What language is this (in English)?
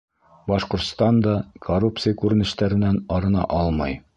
Bashkir